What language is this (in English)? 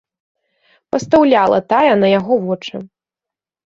Belarusian